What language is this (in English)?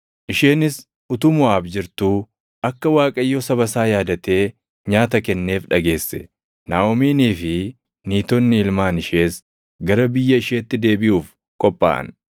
Oromo